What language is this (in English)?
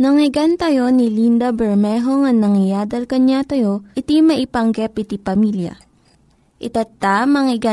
Filipino